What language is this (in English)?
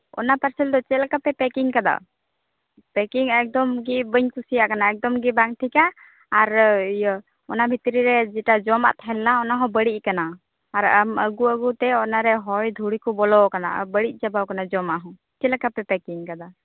Santali